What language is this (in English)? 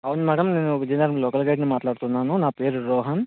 Telugu